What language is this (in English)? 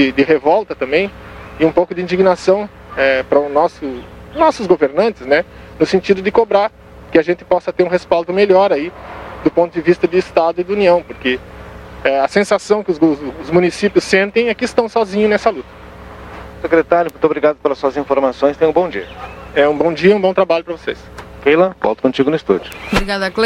Portuguese